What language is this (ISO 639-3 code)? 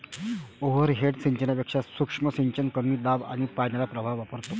mar